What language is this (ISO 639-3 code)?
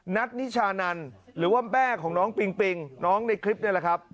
tha